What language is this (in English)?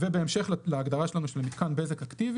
Hebrew